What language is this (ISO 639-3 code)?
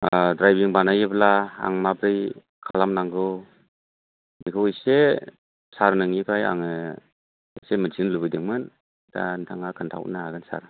brx